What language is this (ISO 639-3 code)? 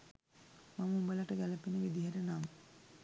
sin